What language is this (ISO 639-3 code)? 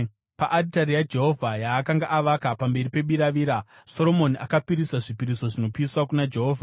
sna